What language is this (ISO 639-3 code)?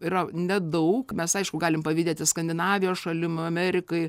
lit